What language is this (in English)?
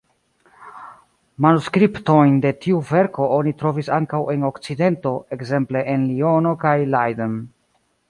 Esperanto